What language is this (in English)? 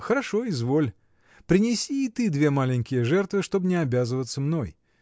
Russian